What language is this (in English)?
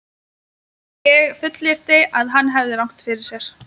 Icelandic